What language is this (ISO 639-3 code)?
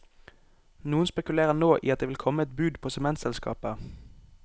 nor